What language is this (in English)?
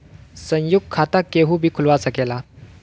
Bhojpuri